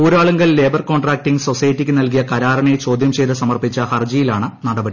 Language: Malayalam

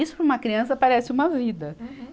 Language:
Portuguese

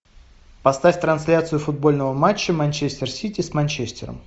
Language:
Russian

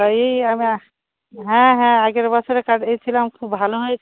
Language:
Bangla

